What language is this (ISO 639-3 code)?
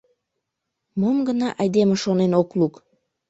chm